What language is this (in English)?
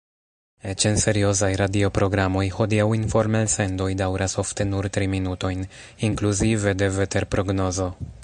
Esperanto